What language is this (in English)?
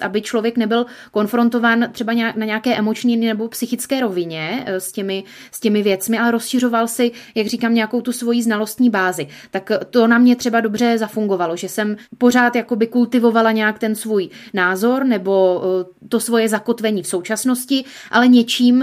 Czech